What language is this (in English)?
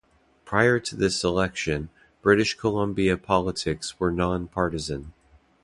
English